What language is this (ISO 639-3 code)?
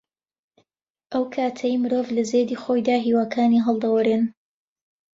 ckb